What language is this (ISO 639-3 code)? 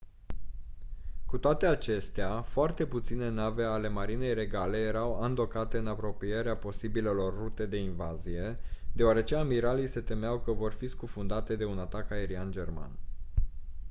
ron